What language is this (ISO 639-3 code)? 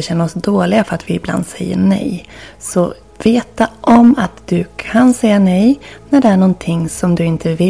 swe